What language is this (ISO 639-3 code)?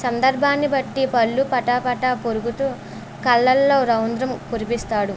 tel